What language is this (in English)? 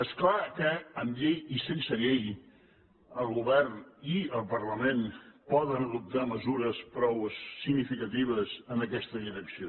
Catalan